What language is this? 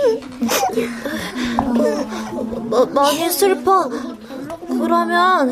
Korean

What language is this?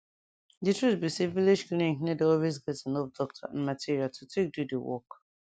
Nigerian Pidgin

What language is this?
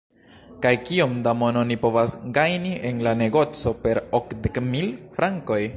Esperanto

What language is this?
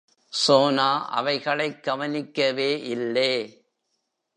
Tamil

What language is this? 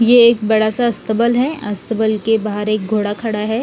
Hindi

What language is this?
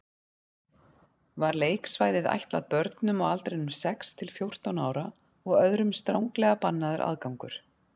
Icelandic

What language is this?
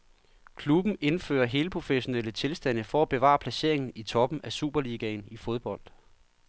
Danish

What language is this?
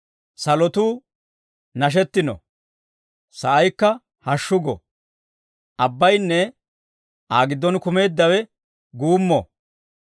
Dawro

